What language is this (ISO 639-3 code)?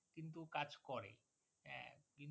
ben